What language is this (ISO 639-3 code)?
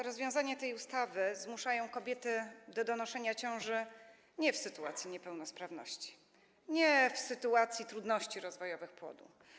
pol